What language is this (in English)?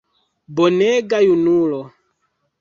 Esperanto